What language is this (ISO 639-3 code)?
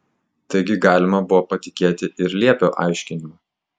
lit